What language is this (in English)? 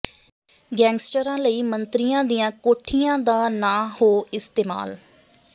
Punjabi